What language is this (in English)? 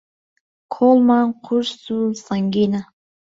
Central Kurdish